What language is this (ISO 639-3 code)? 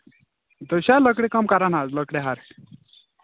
kas